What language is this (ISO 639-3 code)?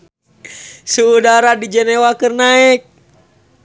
sun